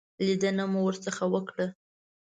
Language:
Pashto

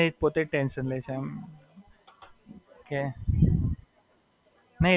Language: Gujarati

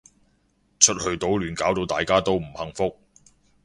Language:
Cantonese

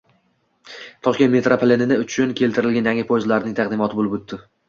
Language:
Uzbek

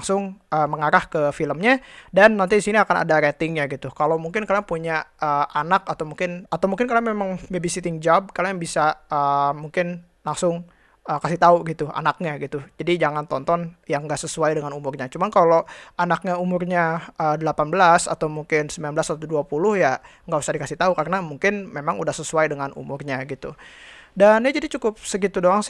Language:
Indonesian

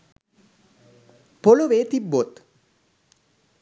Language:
Sinhala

